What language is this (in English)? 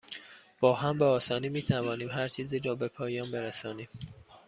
Persian